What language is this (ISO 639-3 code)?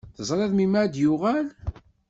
kab